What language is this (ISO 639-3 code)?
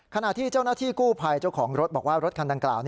tha